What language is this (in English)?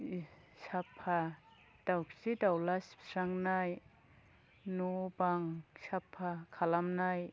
Bodo